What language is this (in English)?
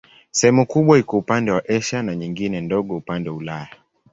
Swahili